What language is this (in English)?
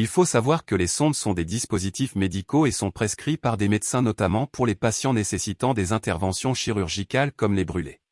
French